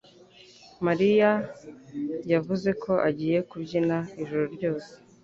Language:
Kinyarwanda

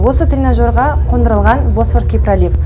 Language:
Kazakh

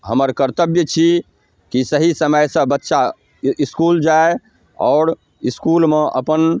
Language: Maithili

